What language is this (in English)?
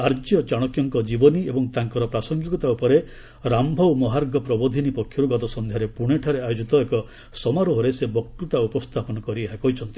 Odia